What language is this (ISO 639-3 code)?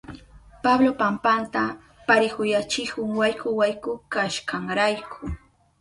qup